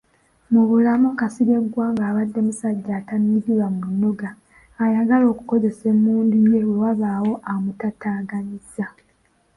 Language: Ganda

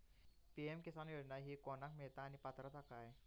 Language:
Marathi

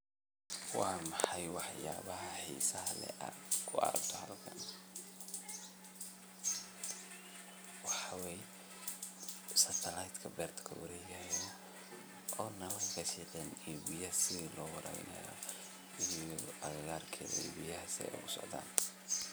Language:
Somali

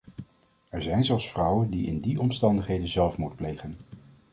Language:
Dutch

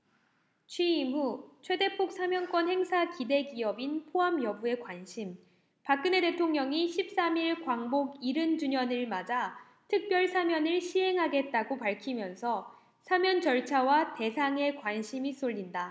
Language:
Korean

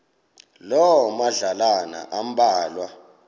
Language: Xhosa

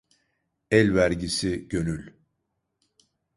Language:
Turkish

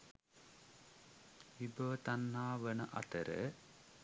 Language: Sinhala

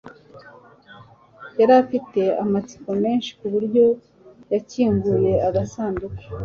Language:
Kinyarwanda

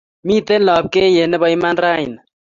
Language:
Kalenjin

